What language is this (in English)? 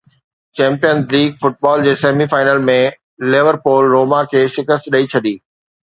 Sindhi